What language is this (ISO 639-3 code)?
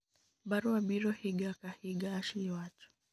luo